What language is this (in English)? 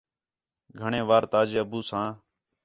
Khetrani